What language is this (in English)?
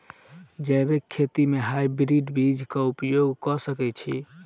Maithili